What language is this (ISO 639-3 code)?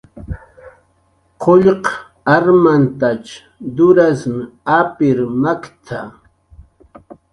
jqr